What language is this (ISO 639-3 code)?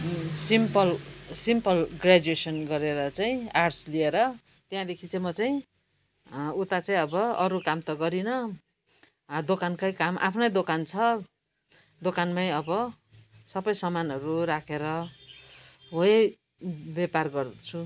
nep